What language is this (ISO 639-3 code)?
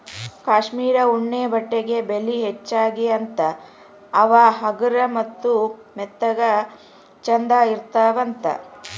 kan